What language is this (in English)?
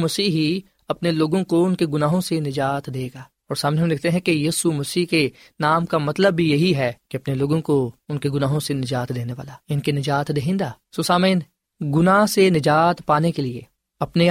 Urdu